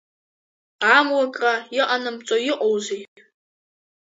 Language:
Abkhazian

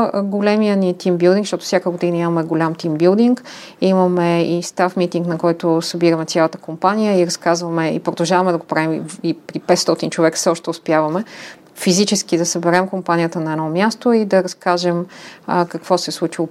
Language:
Bulgarian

